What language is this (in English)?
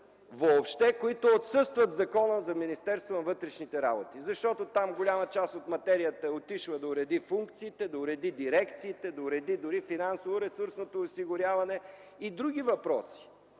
Bulgarian